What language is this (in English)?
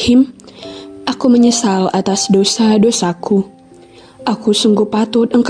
Indonesian